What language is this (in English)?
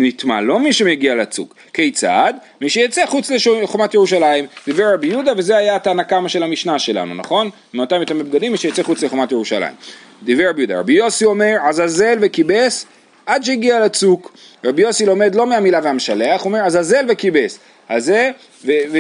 Hebrew